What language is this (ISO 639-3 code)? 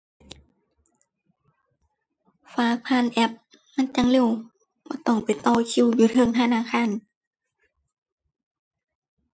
tha